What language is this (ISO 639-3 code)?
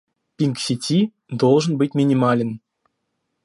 rus